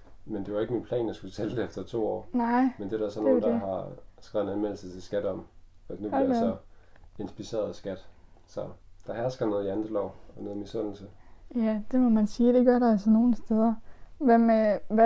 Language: Danish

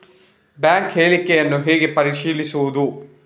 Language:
Kannada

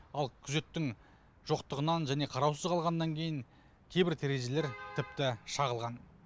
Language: Kazakh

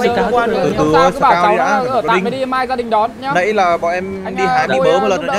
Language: Vietnamese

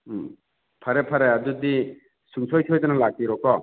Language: Manipuri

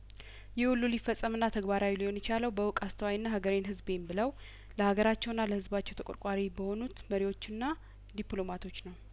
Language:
Amharic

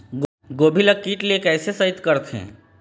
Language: Chhattisgarhi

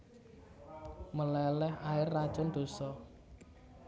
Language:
Javanese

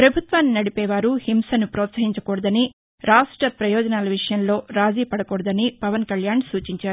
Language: Telugu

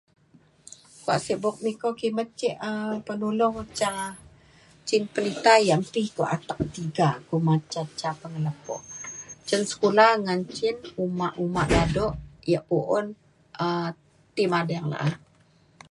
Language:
Mainstream Kenyah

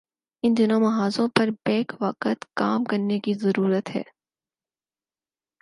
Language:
Urdu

